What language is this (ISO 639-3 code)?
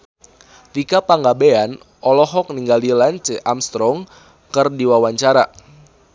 sun